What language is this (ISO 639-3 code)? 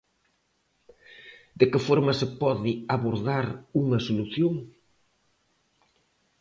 glg